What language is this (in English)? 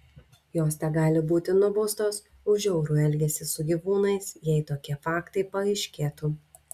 Lithuanian